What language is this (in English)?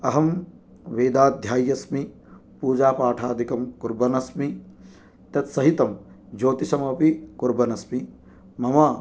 Sanskrit